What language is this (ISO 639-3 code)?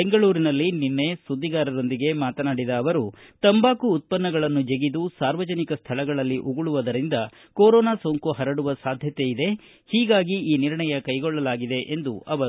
kan